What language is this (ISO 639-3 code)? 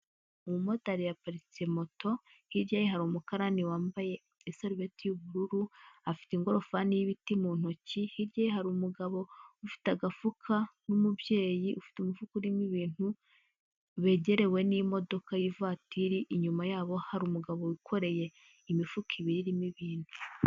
kin